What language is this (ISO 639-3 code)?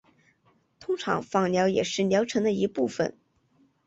zho